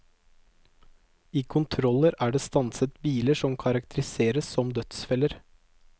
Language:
Norwegian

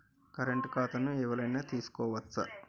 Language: Telugu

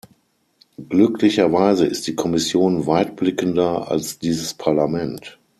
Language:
German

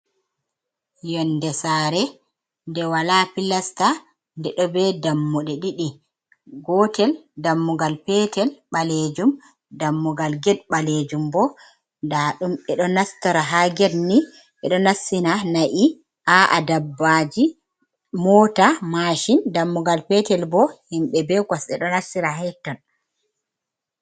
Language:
Fula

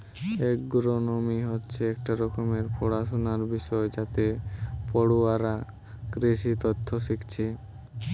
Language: Bangla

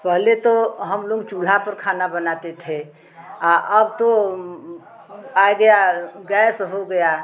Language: Hindi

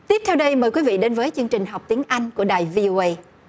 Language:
Vietnamese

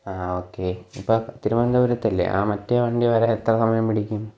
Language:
Malayalam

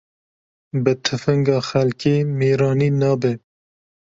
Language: Kurdish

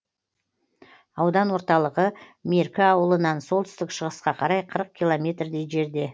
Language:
Kazakh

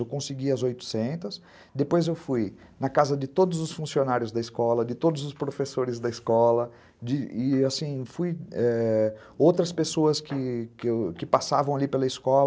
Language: Portuguese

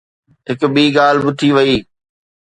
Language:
Sindhi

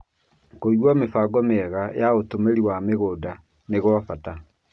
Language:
Kikuyu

